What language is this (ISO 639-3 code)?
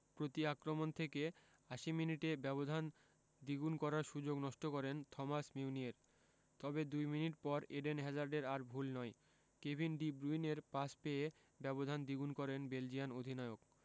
ben